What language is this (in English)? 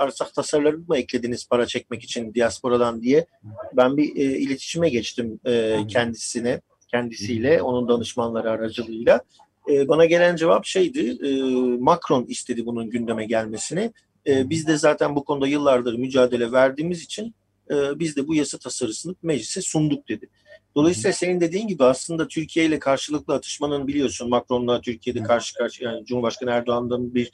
Turkish